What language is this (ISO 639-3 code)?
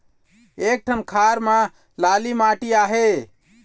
hne